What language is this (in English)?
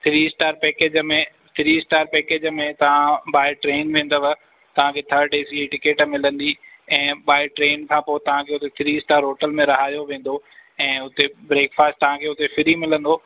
Sindhi